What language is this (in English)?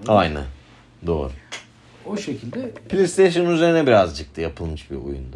Turkish